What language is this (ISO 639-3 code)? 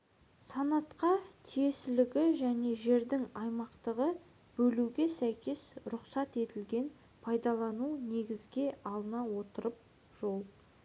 kaz